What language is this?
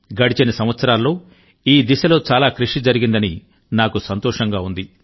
Telugu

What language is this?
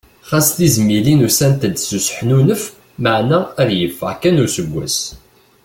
Kabyle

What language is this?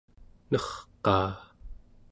Central Yupik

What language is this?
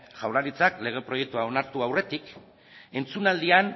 Basque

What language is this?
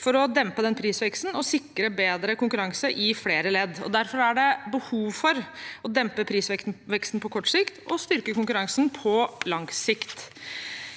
Norwegian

